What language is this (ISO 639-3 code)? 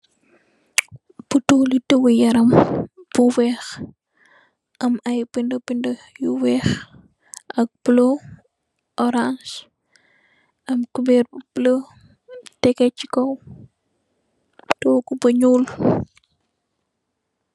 wol